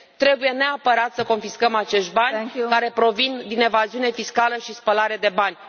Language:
Romanian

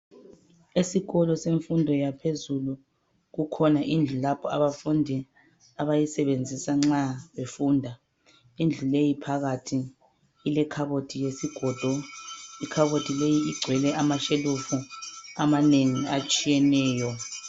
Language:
North Ndebele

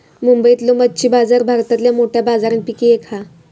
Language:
Marathi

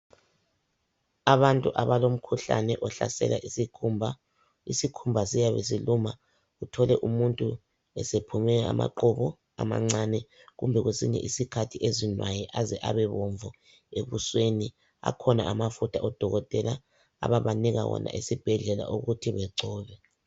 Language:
North Ndebele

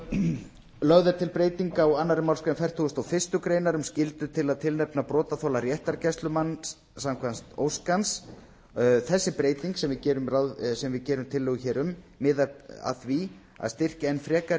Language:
Icelandic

